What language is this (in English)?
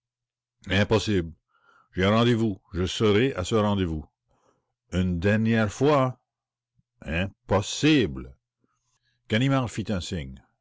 French